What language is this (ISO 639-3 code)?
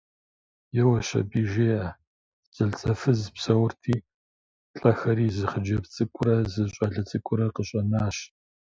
kbd